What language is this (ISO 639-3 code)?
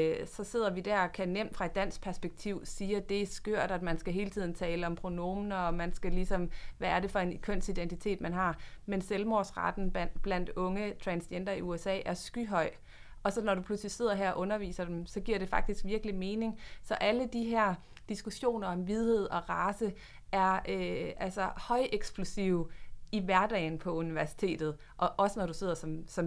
dan